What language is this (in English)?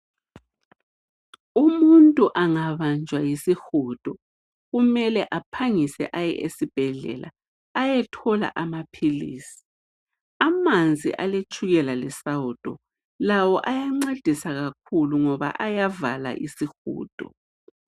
North Ndebele